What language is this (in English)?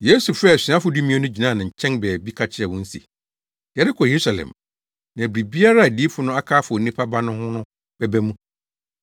Akan